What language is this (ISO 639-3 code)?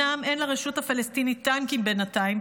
heb